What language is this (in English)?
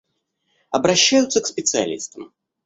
Russian